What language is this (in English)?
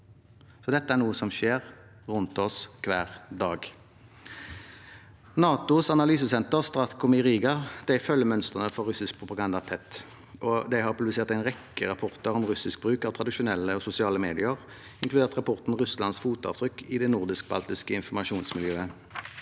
Norwegian